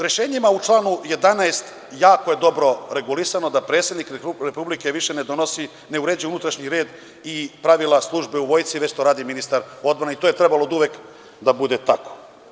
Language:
Serbian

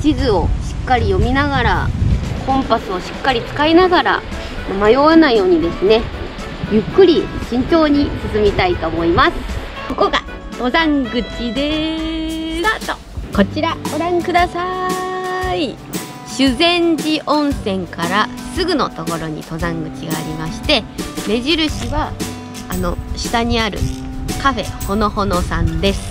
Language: Japanese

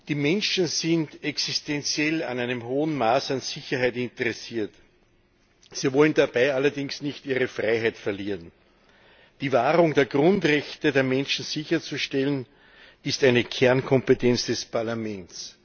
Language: German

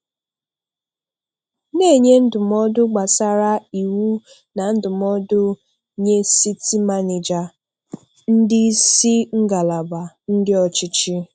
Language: Igbo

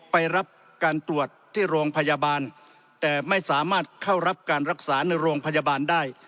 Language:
Thai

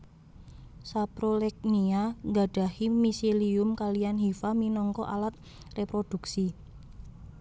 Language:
Javanese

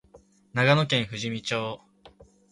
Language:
Japanese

